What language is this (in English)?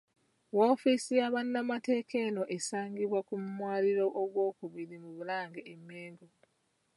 Ganda